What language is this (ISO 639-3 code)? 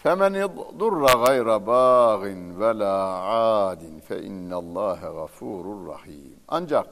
tur